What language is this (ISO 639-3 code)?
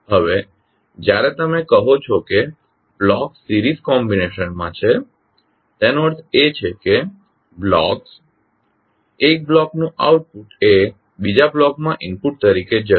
guj